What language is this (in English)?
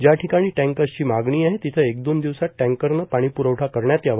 Marathi